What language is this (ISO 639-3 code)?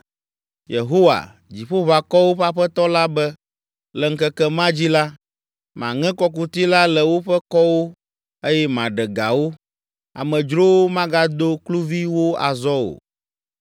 ewe